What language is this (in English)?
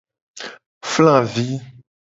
Gen